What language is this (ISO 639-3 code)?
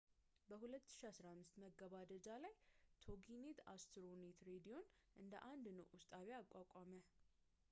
amh